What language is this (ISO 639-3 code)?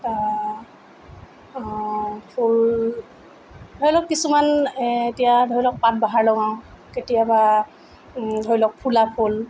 asm